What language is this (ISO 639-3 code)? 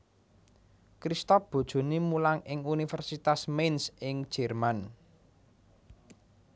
jav